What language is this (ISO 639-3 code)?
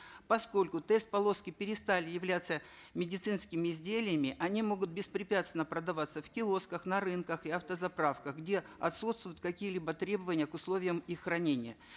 kaz